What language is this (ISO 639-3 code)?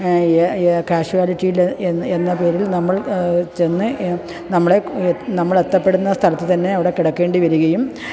mal